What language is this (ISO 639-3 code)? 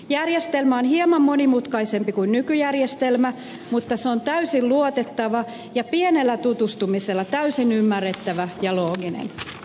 fin